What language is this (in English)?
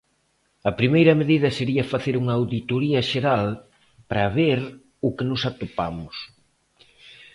Galician